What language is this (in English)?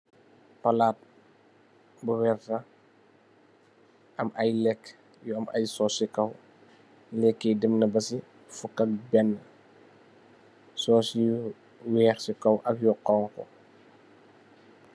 Wolof